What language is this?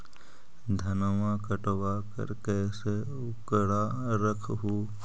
Magahi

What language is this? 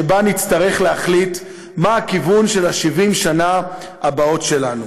Hebrew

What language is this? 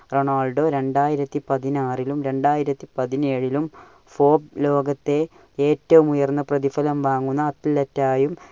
Malayalam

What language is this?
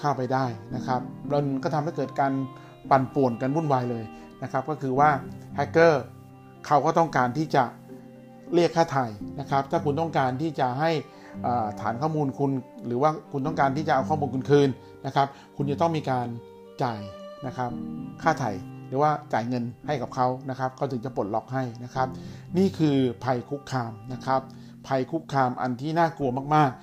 Thai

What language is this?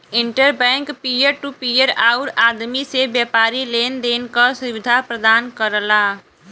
Bhojpuri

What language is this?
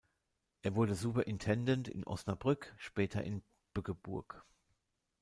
German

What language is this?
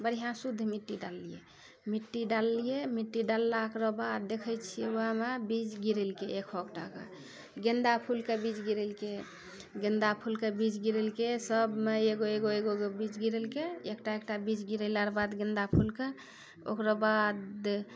Maithili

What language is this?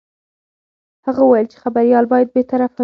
Pashto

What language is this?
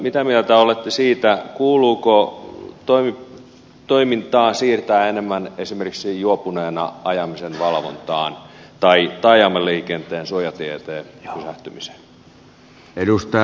Finnish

